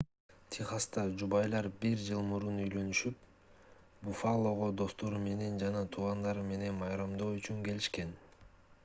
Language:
Kyrgyz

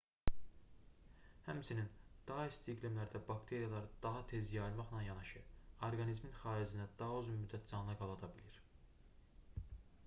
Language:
Azerbaijani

